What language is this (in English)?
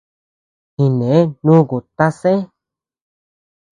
Tepeuxila Cuicatec